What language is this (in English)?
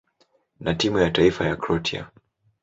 Swahili